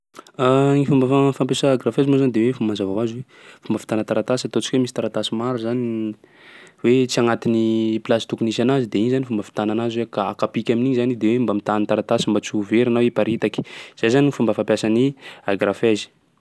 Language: Sakalava Malagasy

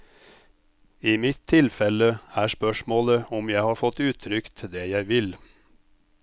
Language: Norwegian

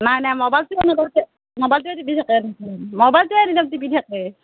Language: Assamese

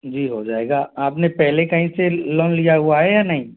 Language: Hindi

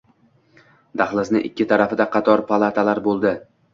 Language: Uzbek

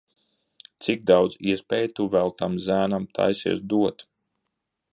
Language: Latvian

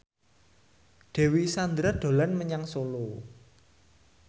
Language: Javanese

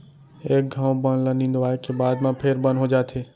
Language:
Chhattisgarhi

